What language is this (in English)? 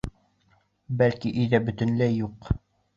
Bashkir